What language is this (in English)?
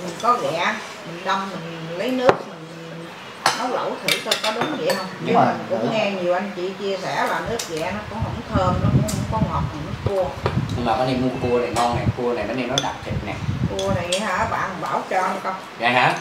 Vietnamese